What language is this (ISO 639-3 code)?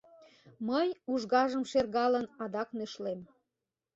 chm